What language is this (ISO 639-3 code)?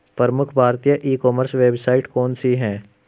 hin